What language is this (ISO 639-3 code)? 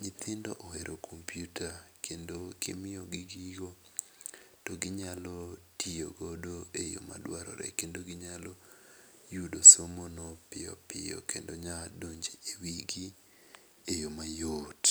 luo